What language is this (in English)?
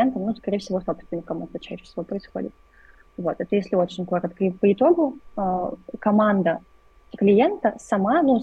Russian